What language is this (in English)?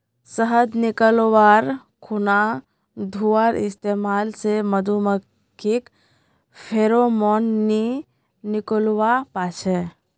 Magahi